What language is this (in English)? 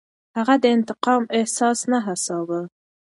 Pashto